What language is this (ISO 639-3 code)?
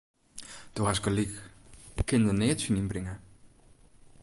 fry